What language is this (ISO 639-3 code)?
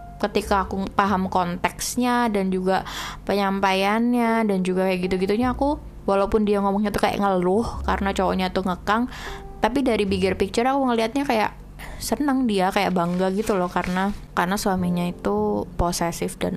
ind